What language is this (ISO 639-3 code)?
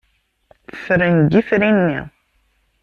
kab